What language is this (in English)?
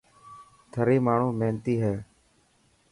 Dhatki